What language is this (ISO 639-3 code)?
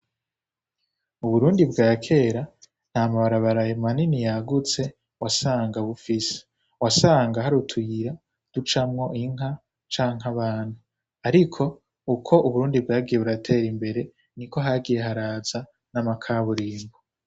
run